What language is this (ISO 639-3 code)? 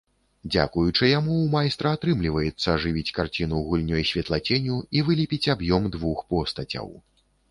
bel